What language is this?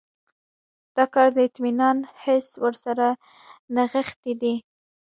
Pashto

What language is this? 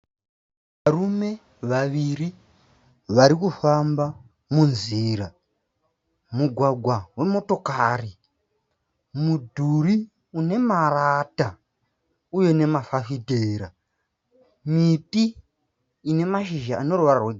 Shona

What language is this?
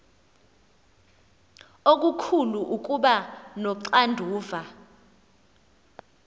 Xhosa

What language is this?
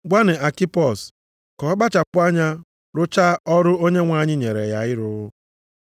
Igbo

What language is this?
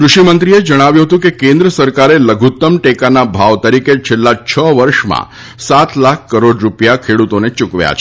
Gujarati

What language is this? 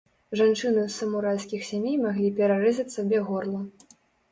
Belarusian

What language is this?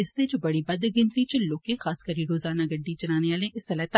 Dogri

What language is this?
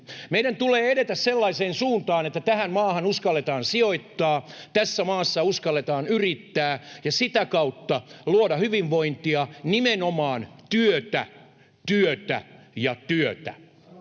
Finnish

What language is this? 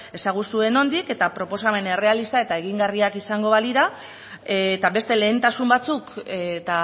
Basque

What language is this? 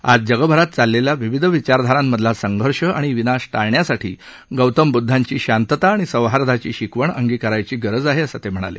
Marathi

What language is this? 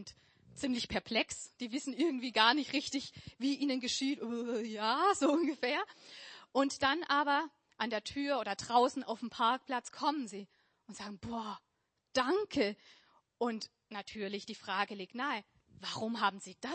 German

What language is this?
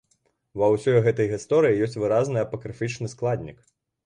Belarusian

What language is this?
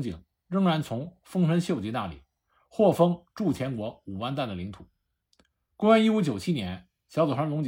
Chinese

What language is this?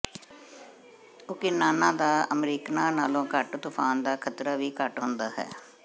Punjabi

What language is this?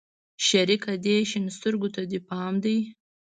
Pashto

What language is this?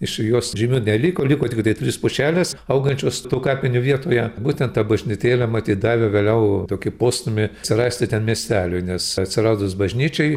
Lithuanian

